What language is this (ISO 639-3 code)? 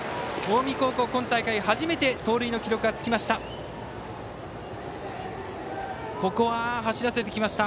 jpn